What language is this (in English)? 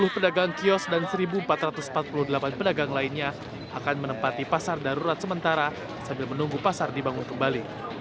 Indonesian